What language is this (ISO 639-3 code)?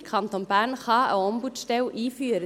gsw